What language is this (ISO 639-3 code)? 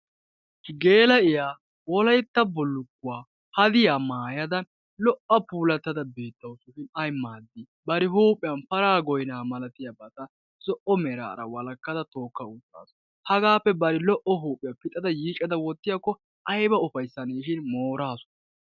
wal